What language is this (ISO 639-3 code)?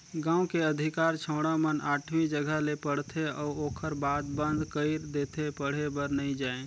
hne